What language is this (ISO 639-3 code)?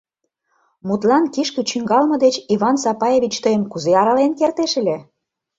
chm